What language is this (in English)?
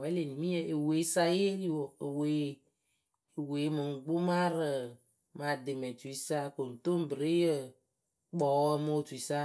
Akebu